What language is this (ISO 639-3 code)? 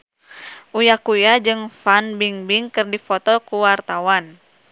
sun